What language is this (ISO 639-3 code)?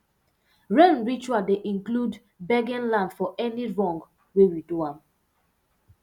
pcm